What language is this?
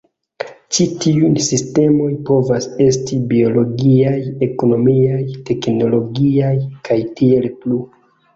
Esperanto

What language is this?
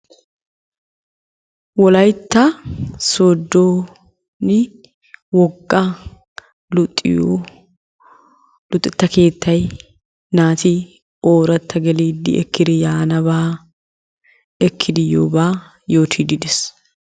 Wolaytta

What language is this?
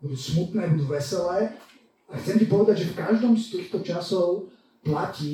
Slovak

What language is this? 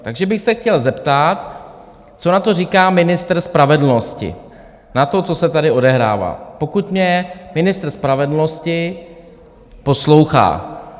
Czech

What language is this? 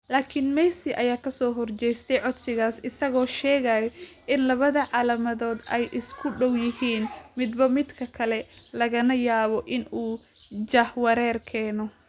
Somali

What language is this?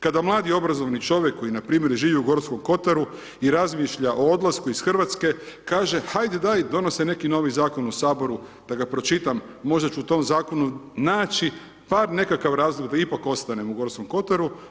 Croatian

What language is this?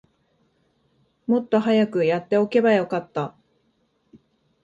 Japanese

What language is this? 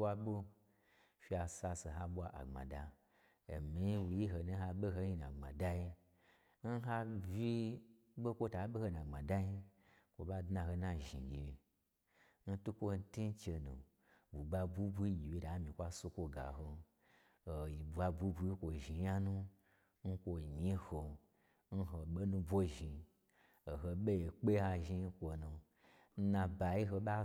Gbagyi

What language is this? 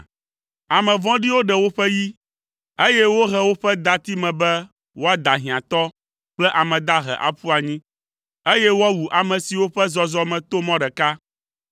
Ewe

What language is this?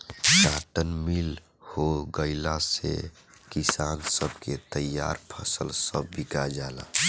Bhojpuri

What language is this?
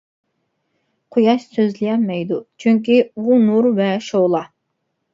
Uyghur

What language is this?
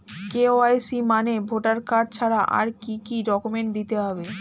Bangla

